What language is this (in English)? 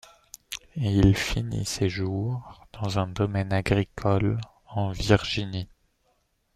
French